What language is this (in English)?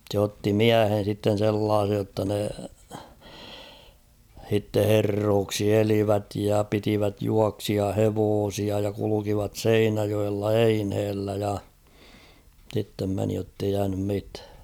Finnish